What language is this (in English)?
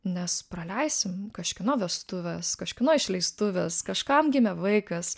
Lithuanian